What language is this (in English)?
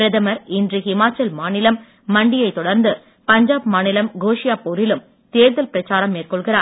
Tamil